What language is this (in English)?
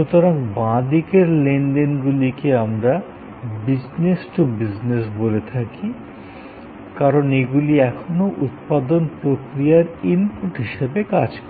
Bangla